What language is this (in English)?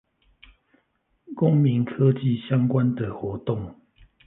Chinese